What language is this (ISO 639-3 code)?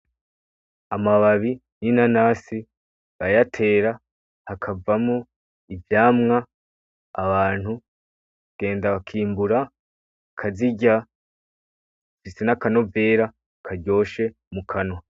run